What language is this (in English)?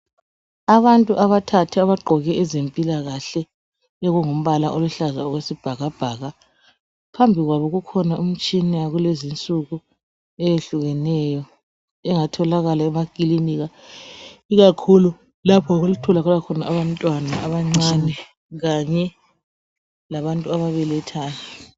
North Ndebele